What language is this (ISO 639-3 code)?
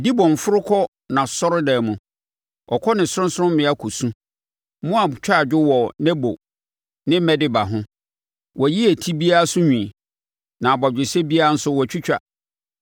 aka